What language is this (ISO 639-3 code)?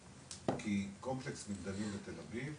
heb